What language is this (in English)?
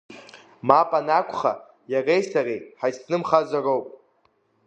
Abkhazian